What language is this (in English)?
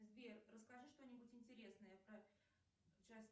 Russian